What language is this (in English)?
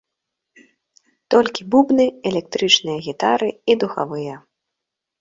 Belarusian